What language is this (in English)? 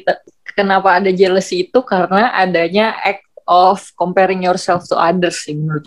Indonesian